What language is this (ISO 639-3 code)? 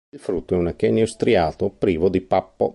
ita